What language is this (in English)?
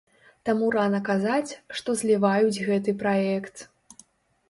Belarusian